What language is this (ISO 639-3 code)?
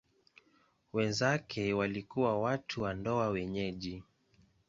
swa